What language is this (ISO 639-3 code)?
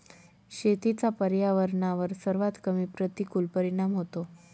mar